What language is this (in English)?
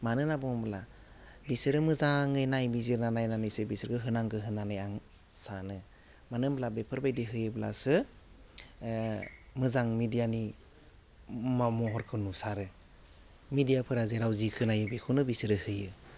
Bodo